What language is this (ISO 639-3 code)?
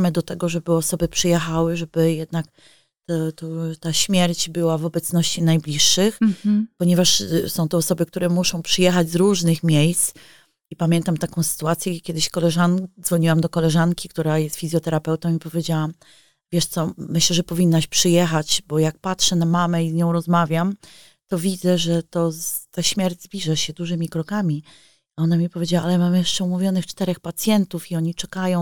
pol